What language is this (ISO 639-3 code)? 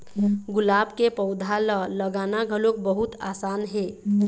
hne